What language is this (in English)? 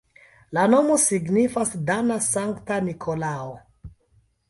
Esperanto